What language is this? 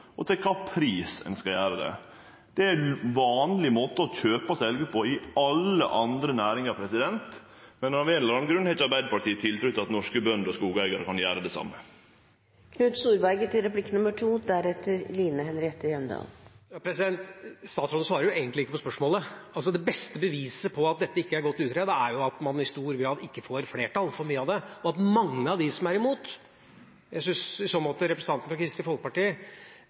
Norwegian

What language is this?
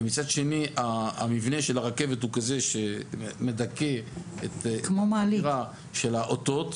Hebrew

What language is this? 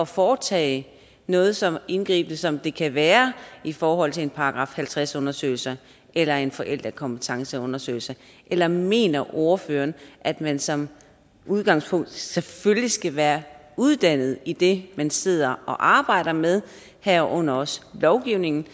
Danish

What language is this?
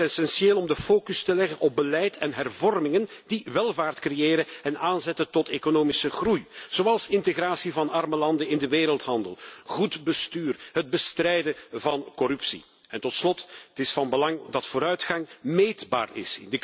Dutch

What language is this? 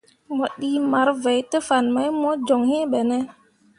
Mundang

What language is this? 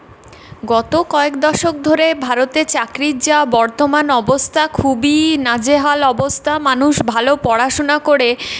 Bangla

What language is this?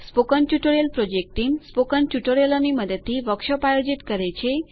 Gujarati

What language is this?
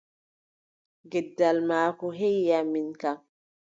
Adamawa Fulfulde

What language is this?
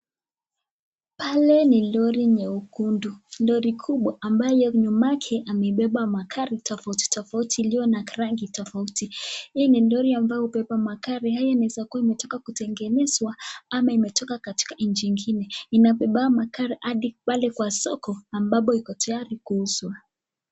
Swahili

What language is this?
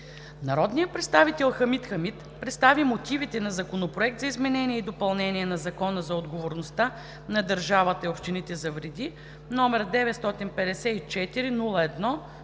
Bulgarian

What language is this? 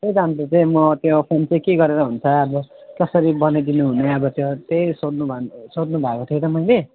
Nepali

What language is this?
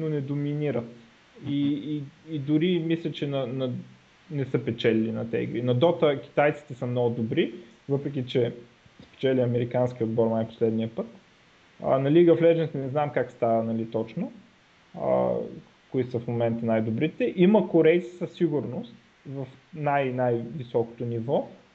Bulgarian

